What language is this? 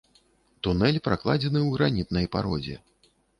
Belarusian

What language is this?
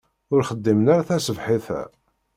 Kabyle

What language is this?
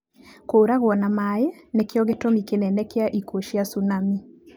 Kikuyu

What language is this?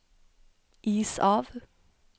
Norwegian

